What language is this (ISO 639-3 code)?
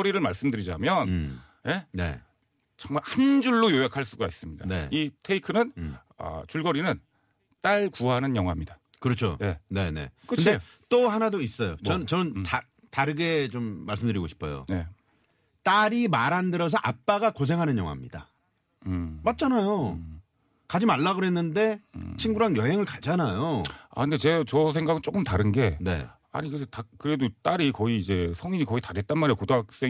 kor